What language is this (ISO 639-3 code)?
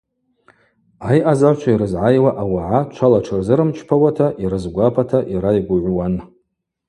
abq